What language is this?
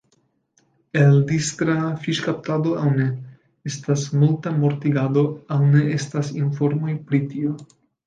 Esperanto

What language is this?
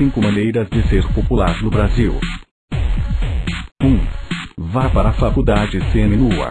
Portuguese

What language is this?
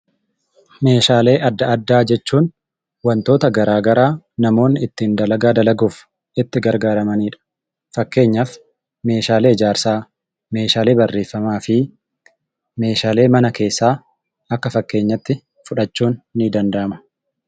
Oromo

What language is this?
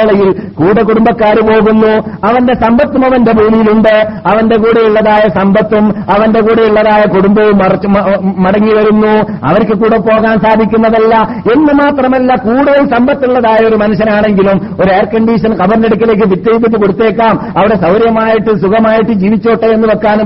Malayalam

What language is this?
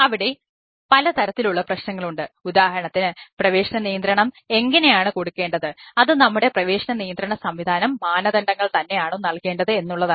Malayalam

